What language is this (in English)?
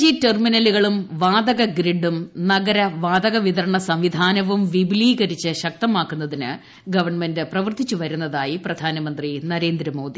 Malayalam